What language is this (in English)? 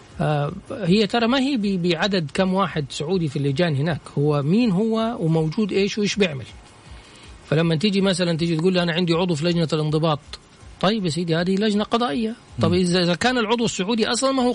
Arabic